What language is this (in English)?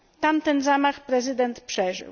Polish